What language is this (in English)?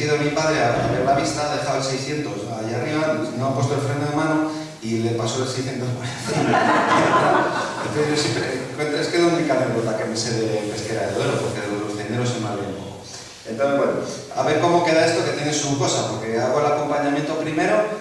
Spanish